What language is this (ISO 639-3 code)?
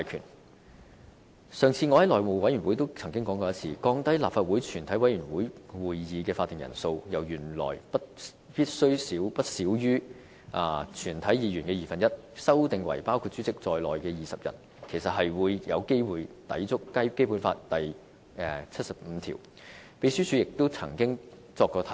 yue